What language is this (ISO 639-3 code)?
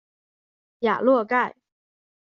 zho